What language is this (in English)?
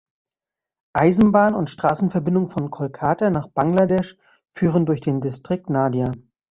German